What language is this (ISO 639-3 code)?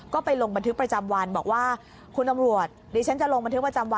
tha